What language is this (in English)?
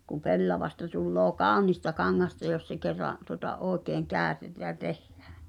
Finnish